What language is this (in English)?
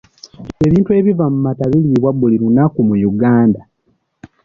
Ganda